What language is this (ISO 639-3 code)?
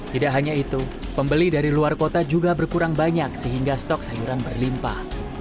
ind